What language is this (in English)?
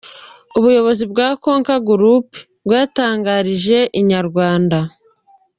Kinyarwanda